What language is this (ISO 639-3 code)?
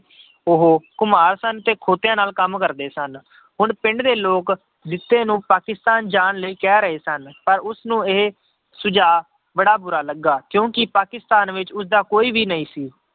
pan